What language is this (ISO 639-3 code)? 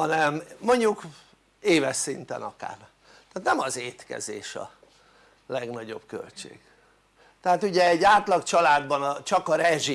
hun